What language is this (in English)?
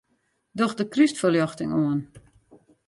Western Frisian